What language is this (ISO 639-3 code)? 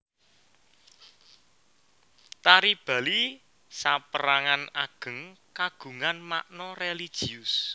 jav